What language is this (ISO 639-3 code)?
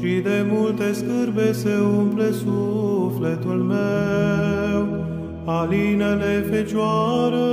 ron